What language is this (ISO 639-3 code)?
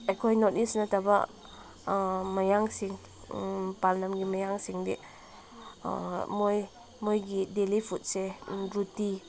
mni